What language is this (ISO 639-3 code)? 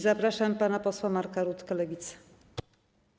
pol